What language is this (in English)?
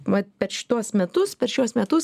Lithuanian